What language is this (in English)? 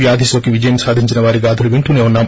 Telugu